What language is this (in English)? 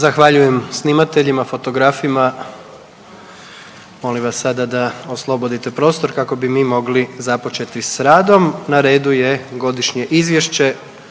Croatian